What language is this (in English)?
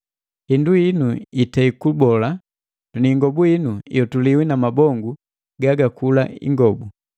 Matengo